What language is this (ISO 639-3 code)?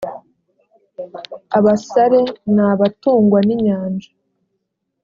kin